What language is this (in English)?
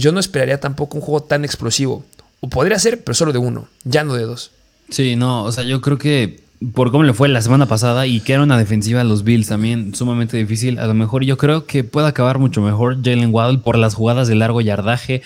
Spanish